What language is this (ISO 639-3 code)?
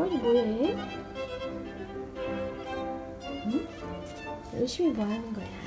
kor